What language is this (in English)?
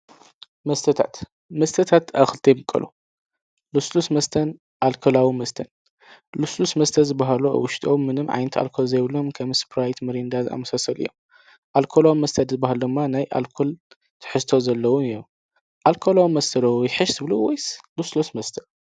Tigrinya